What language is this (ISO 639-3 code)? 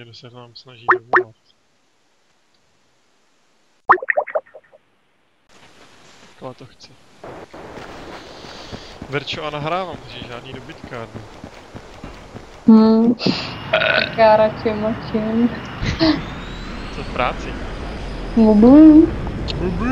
ces